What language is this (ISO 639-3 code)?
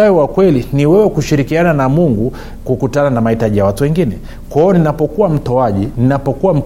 swa